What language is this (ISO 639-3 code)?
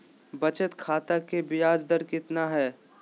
mag